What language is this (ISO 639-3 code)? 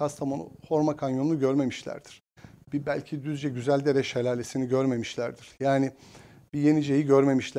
tur